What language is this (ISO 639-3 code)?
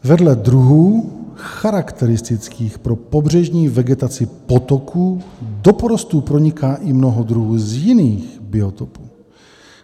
ces